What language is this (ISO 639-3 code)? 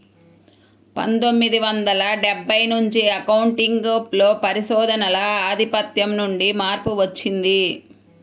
tel